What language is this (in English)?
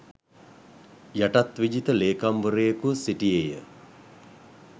Sinhala